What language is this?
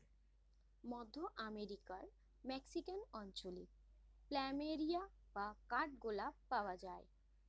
Bangla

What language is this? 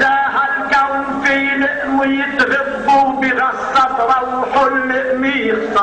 Arabic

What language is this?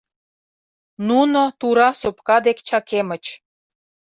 Mari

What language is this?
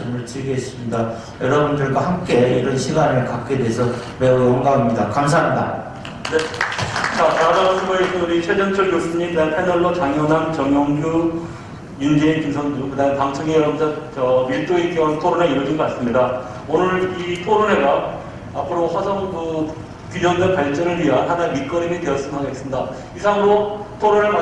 Korean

